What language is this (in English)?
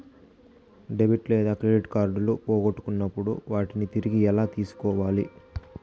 Telugu